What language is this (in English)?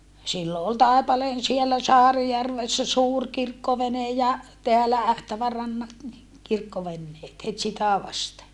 Finnish